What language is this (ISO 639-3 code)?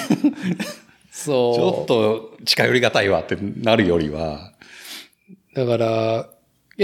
jpn